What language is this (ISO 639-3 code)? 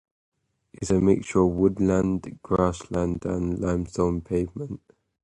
eng